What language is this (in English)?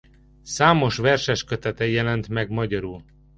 Hungarian